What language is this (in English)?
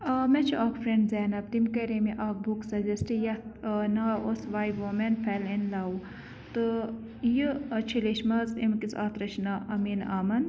Kashmiri